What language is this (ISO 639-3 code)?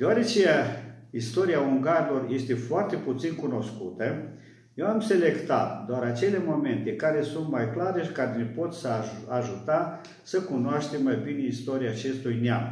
ron